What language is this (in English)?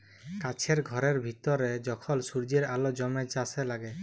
Bangla